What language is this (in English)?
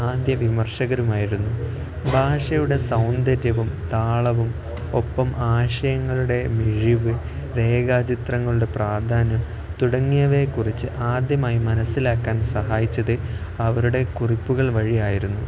Malayalam